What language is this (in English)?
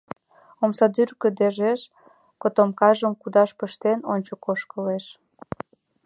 Mari